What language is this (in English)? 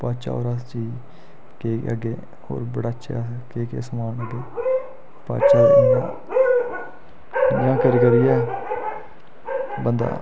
Dogri